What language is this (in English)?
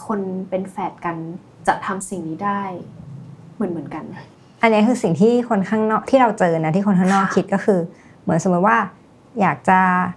Thai